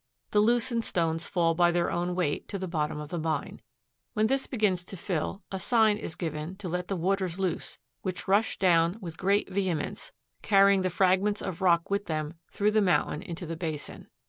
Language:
English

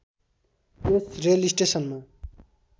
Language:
Nepali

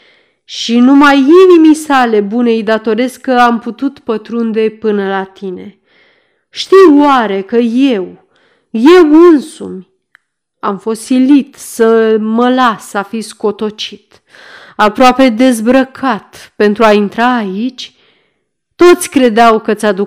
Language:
Romanian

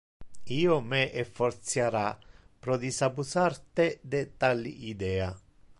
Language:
Interlingua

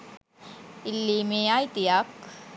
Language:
Sinhala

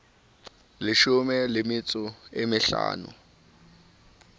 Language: Southern Sotho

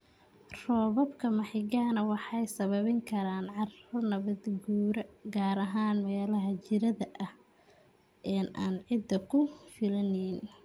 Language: Somali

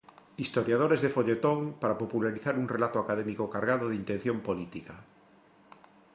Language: Galician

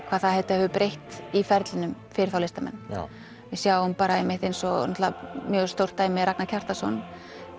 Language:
Icelandic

